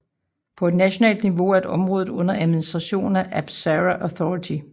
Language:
Danish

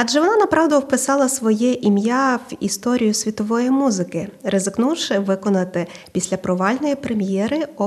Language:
Ukrainian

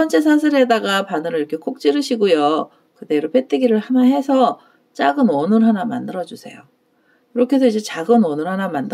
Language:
Korean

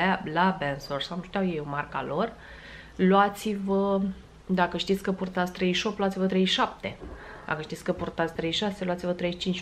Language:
Romanian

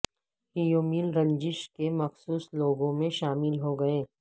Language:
Urdu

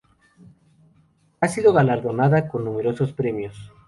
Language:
Spanish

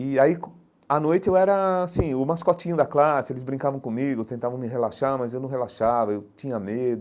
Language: Portuguese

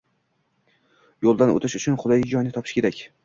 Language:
Uzbek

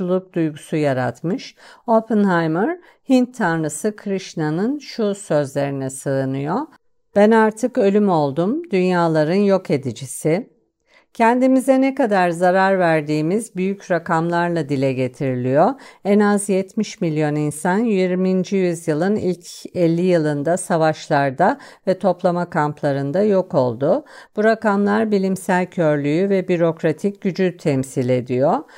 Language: Turkish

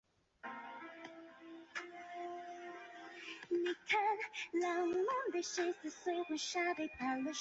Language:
Chinese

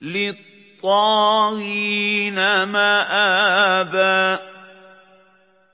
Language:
Arabic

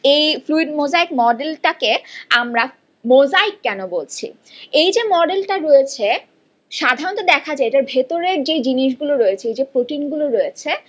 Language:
Bangla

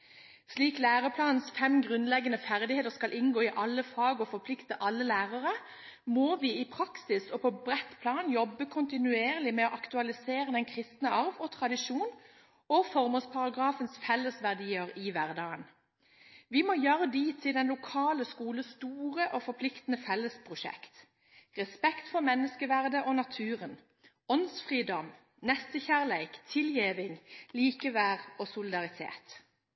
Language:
Norwegian Bokmål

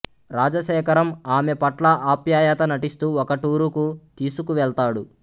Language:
Telugu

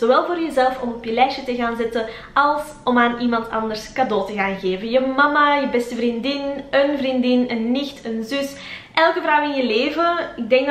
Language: Dutch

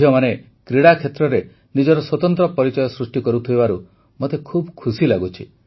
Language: Odia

